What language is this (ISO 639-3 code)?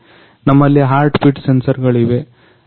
kan